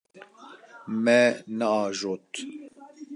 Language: Kurdish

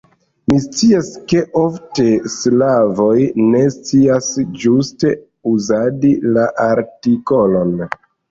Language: Esperanto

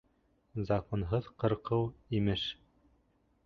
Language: Bashkir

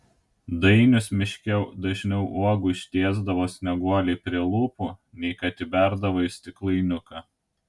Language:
Lithuanian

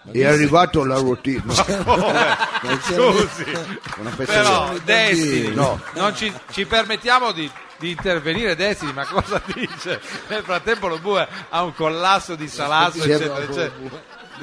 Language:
Italian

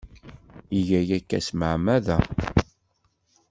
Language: Kabyle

